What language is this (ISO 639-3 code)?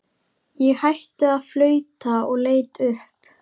isl